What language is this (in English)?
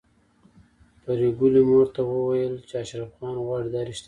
Pashto